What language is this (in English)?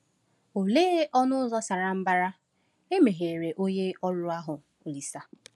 Igbo